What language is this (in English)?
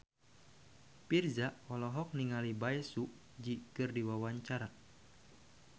Sundanese